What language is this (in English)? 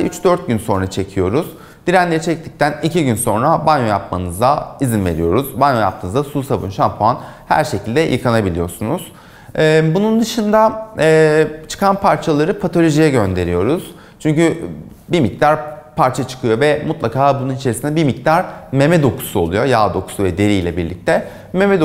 Turkish